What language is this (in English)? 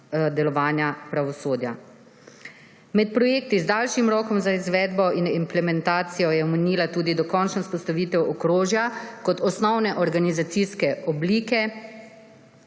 Slovenian